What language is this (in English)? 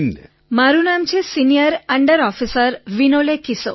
Gujarati